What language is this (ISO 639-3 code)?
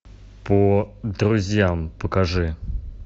rus